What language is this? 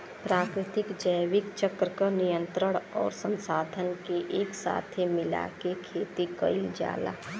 Bhojpuri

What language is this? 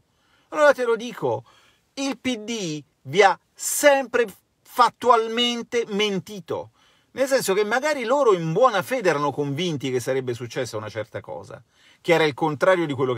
Italian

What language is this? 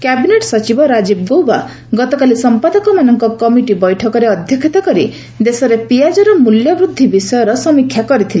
Odia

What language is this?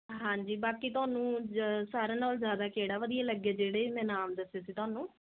Punjabi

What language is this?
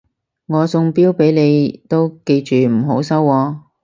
Cantonese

